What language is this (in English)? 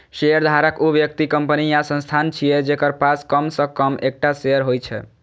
Maithili